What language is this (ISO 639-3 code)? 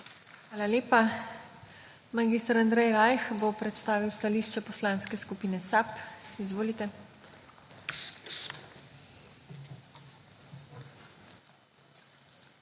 slv